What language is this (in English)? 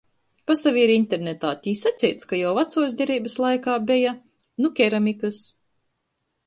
Latgalian